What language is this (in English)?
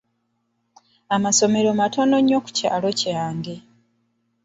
Ganda